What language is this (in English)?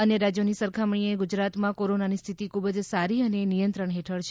Gujarati